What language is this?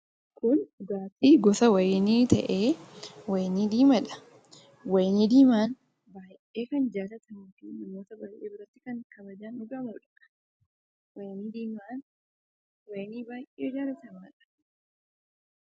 Oromo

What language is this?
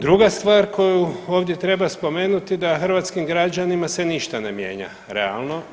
Croatian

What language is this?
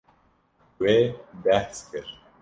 Kurdish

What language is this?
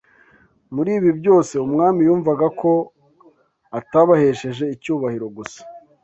Kinyarwanda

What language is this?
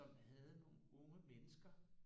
Danish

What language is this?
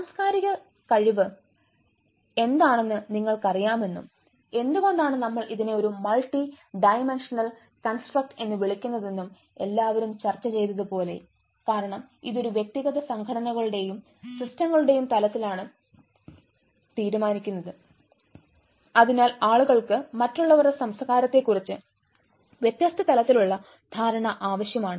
Malayalam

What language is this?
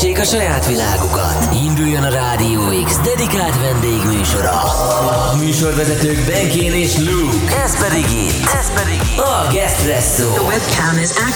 Hungarian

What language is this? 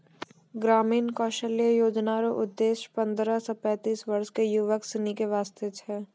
Maithili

